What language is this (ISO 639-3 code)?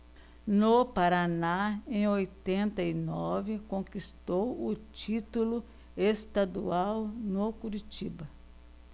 por